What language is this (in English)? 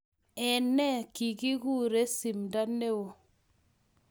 Kalenjin